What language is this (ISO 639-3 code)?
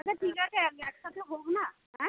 ben